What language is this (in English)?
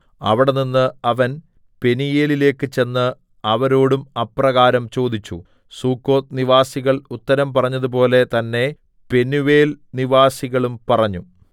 Malayalam